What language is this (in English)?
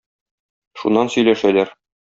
Tatar